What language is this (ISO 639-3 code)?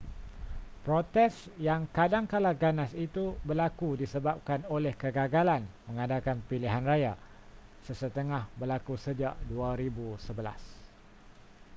msa